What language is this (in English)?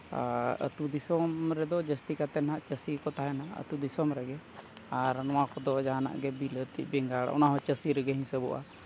Santali